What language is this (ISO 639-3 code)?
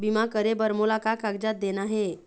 hne